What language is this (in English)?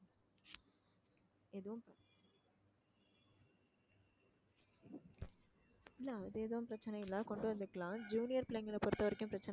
Tamil